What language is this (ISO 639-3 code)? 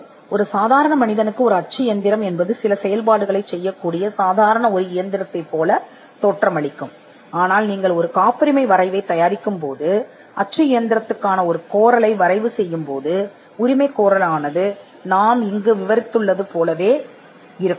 tam